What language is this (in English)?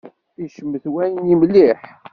Kabyle